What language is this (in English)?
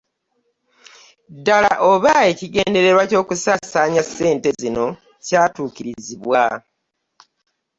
Ganda